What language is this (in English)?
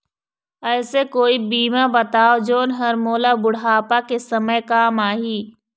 Chhattisgarhi